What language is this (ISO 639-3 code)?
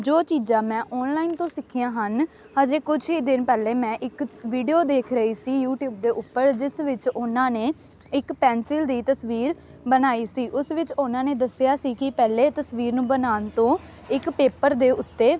pan